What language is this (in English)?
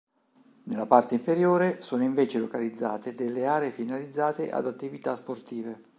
Italian